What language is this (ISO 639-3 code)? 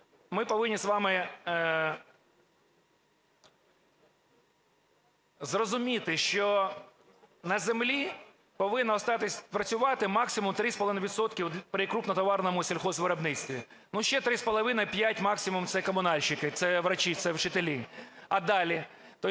ukr